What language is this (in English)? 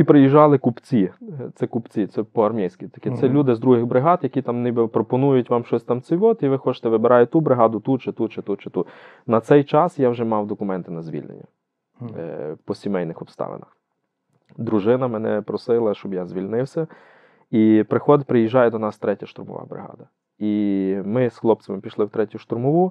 Ukrainian